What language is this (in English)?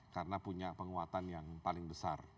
Indonesian